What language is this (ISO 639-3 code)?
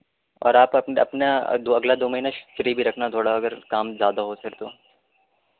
urd